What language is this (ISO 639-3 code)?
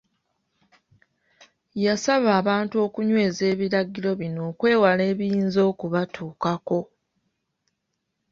lug